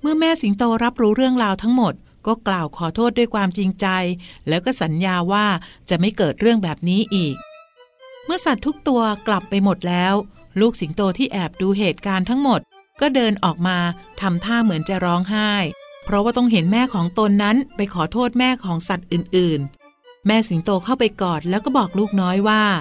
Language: Thai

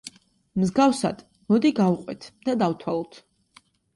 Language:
Georgian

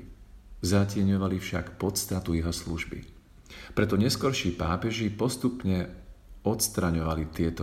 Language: Slovak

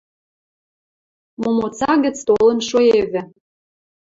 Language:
Western Mari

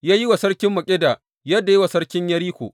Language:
Hausa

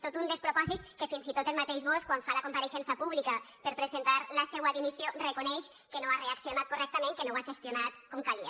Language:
Catalan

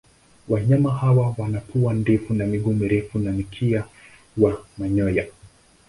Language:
Swahili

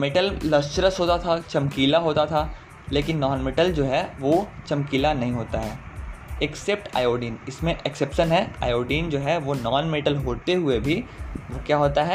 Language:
Hindi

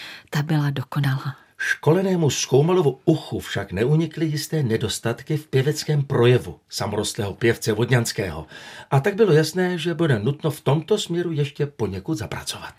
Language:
Czech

